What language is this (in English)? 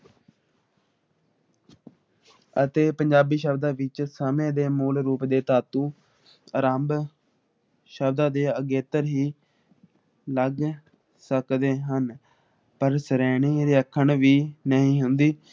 Punjabi